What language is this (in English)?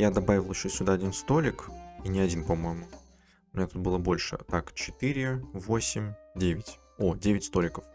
Russian